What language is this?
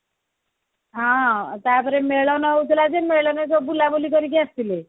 Odia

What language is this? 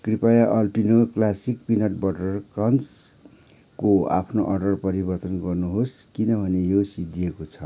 Nepali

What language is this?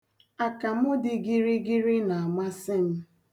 Igbo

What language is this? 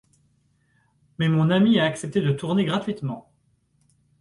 French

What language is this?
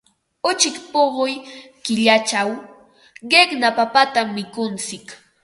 Ambo-Pasco Quechua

